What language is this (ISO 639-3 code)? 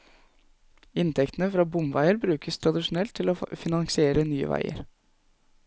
nor